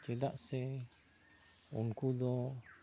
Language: Santali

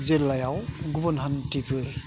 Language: Bodo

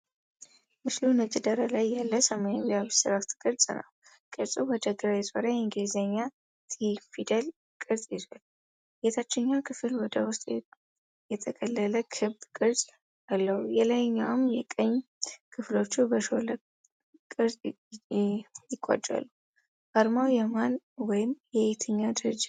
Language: Amharic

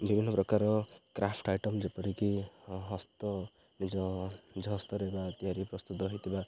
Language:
Odia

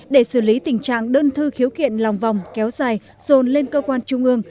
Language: Vietnamese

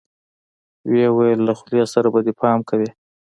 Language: Pashto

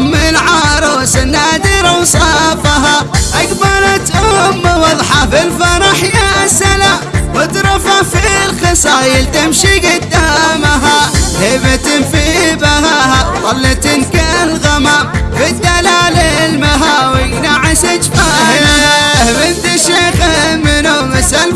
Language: Arabic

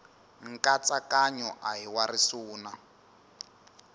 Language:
Tsonga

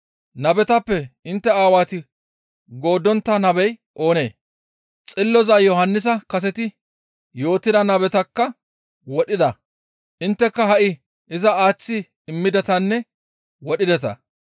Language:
Gamo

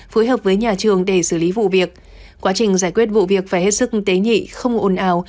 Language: Vietnamese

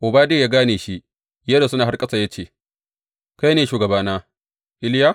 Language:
Hausa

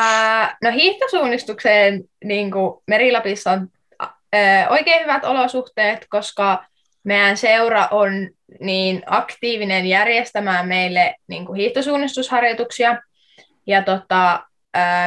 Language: Finnish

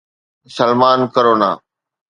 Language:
Sindhi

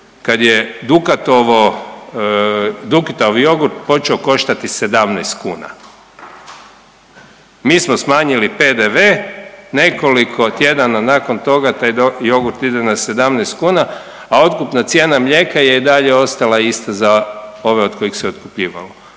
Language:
Croatian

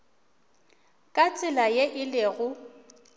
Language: Northern Sotho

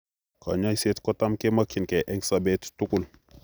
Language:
Kalenjin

